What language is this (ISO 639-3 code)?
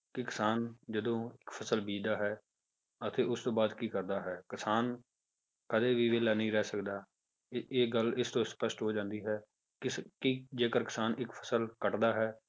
pan